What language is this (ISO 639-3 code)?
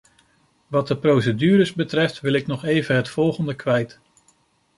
nld